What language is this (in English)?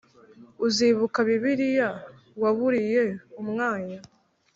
Kinyarwanda